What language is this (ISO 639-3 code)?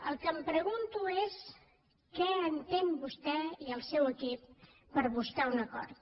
cat